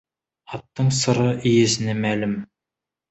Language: Kazakh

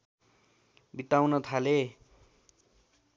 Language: Nepali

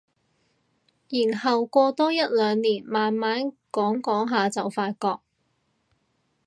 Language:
Cantonese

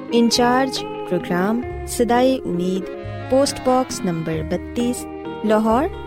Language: Urdu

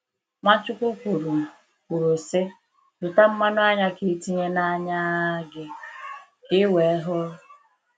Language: Igbo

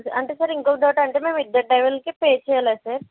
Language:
Telugu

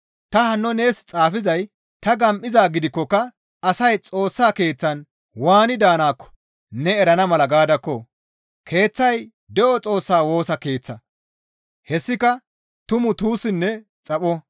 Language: Gamo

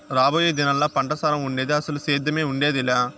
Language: Telugu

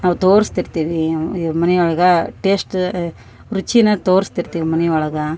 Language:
Kannada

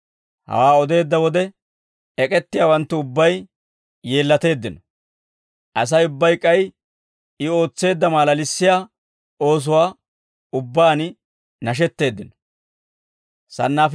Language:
Dawro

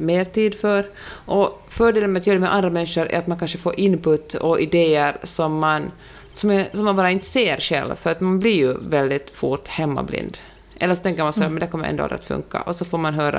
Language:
Swedish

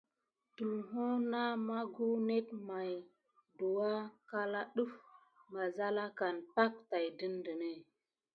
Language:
Gidar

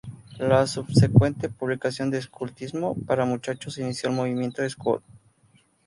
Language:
Spanish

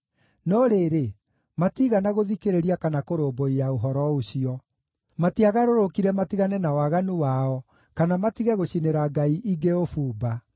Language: Kikuyu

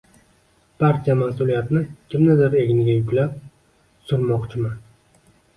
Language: Uzbek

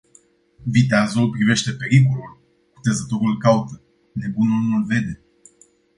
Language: Romanian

